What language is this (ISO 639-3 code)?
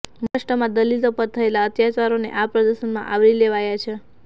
guj